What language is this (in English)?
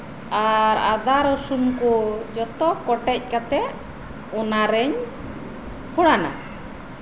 Santali